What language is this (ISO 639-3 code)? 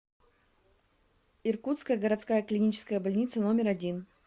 rus